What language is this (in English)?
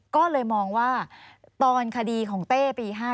Thai